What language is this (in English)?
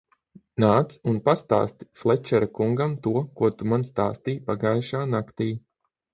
Latvian